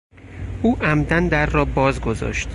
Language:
Persian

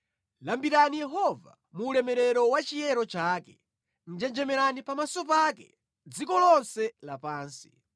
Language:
Nyanja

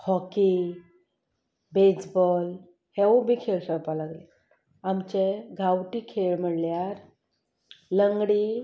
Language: Konkani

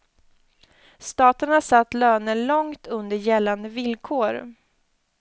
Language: Swedish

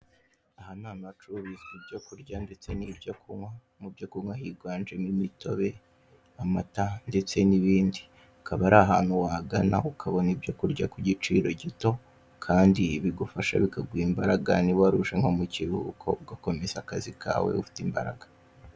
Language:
Kinyarwanda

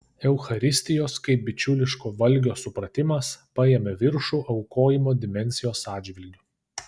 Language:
Lithuanian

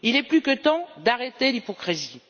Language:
French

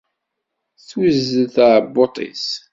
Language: Kabyle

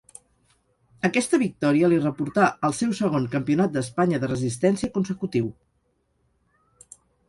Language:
Catalan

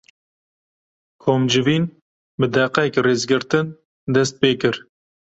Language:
Kurdish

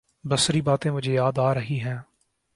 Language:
Urdu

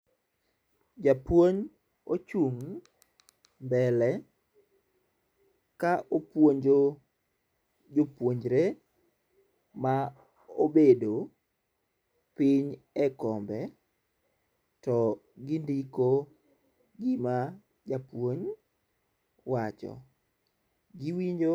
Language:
Luo (Kenya and Tanzania)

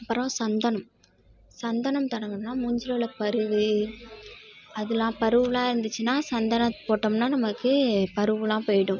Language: Tamil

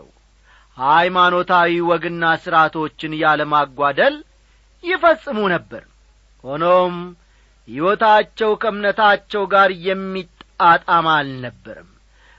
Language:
Amharic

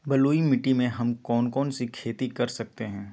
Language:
Magahi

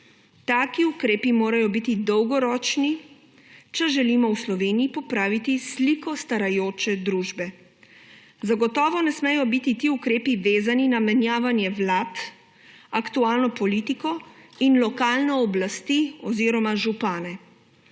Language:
Slovenian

